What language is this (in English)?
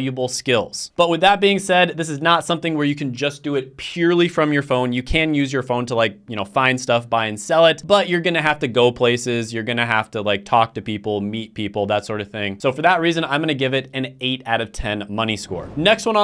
English